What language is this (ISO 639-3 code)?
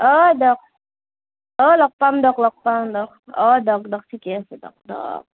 asm